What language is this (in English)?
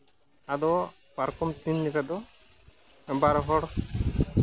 Santali